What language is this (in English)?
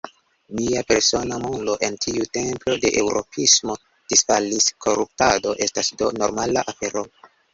Esperanto